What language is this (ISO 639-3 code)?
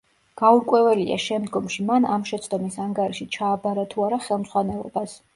kat